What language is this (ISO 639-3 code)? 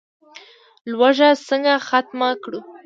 pus